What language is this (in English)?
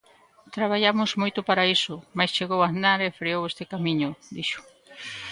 Galician